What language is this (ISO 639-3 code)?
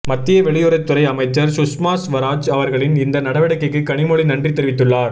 tam